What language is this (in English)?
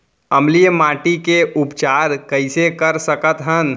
Chhattisgarhi